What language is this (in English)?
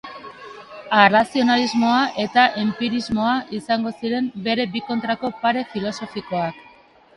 Basque